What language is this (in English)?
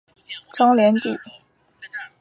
Chinese